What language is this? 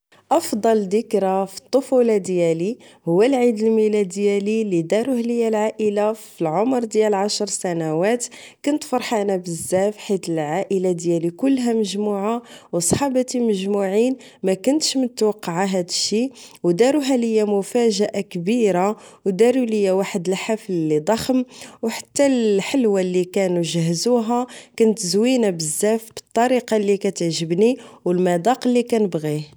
Moroccan Arabic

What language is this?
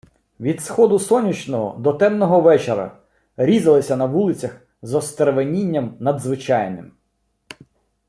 Ukrainian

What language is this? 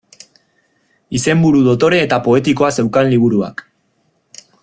Basque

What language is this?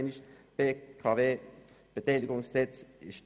Swiss German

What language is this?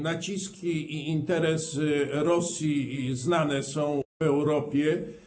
Polish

